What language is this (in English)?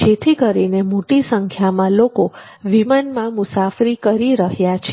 Gujarati